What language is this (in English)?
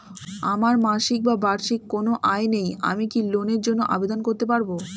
Bangla